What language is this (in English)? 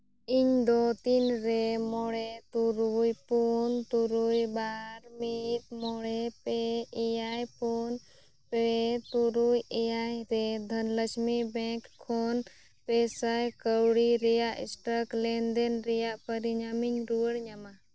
Santali